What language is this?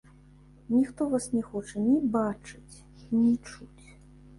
Belarusian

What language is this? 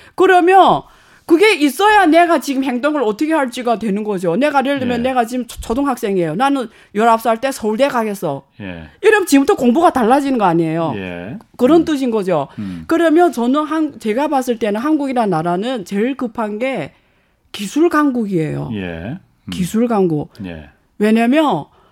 Korean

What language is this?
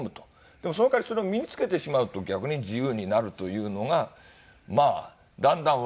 Japanese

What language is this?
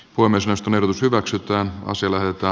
Finnish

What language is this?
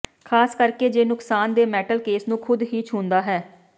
Punjabi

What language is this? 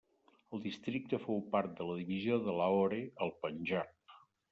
Catalan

